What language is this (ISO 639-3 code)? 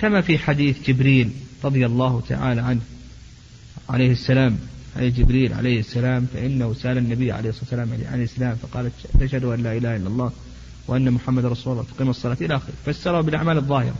ara